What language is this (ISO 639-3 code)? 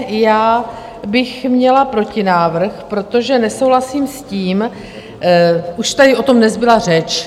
ces